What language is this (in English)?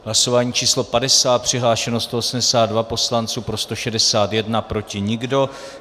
Czech